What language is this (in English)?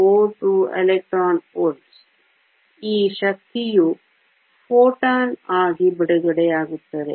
Kannada